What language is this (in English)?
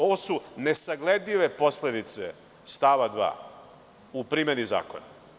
Serbian